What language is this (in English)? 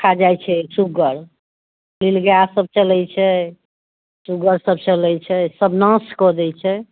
Maithili